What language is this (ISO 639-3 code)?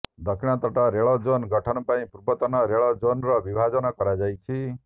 ori